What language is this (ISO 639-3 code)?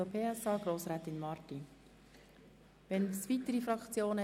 gsw